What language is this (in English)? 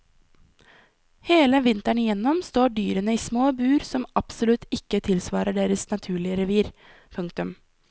Norwegian